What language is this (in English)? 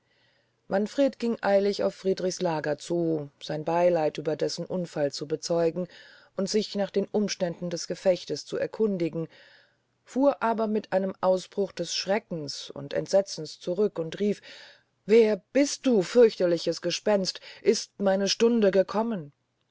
German